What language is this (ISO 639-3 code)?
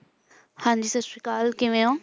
pan